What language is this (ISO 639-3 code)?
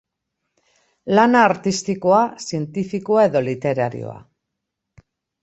eus